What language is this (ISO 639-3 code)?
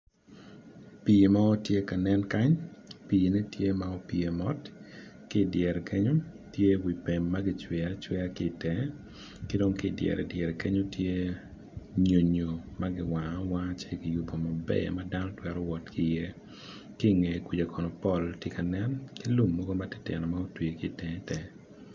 ach